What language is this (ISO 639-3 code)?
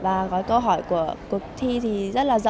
vie